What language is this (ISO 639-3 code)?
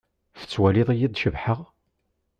kab